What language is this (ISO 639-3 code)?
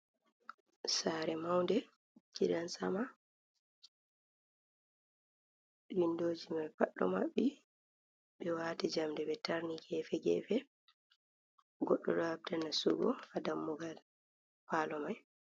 ful